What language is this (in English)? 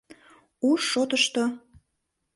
Mari